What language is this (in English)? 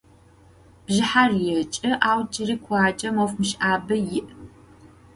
Adyghe